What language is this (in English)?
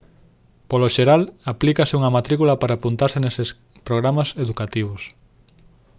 Galician